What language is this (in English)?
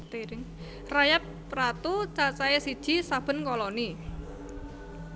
Javanese